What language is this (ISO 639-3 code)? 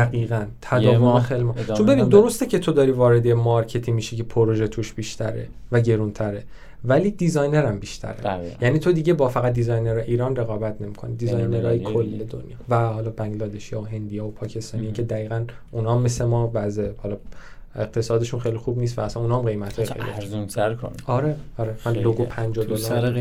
fas